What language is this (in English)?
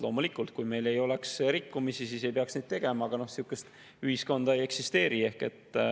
Estonian